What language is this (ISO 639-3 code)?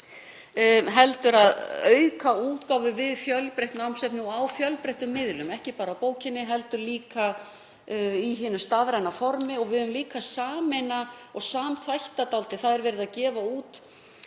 isl